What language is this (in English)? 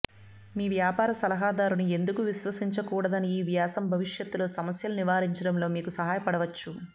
Telugu